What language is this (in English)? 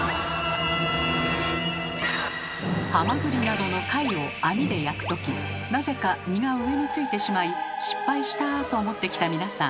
Japanese